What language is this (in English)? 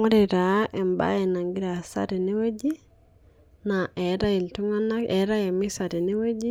Masai